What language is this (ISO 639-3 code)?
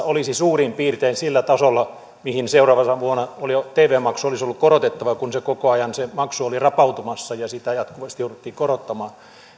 fin